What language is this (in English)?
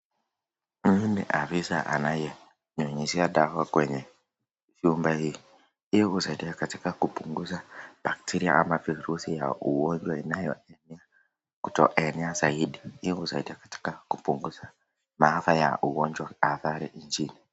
Swahili